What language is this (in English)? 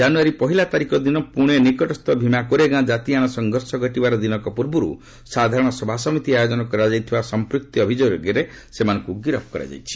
Odia